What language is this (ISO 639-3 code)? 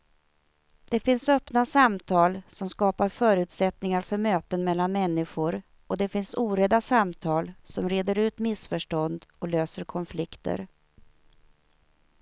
swe